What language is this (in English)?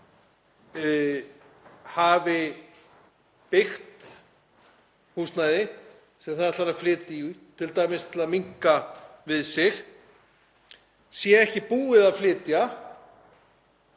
Icelandic